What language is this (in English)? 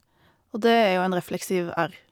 Norwegian